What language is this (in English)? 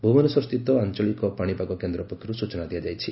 Odia